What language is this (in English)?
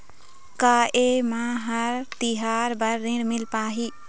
Chhattisgarhi